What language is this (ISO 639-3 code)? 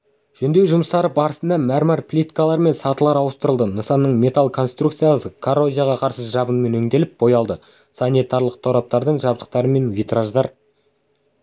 kaz